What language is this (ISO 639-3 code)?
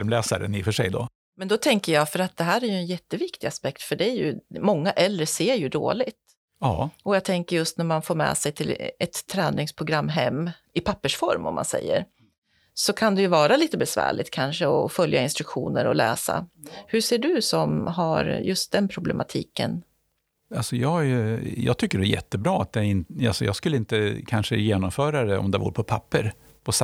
swe